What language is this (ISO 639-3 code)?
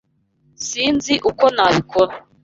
kin